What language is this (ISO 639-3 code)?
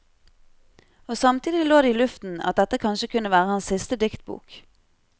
nor